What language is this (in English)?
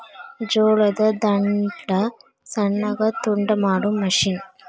Kannada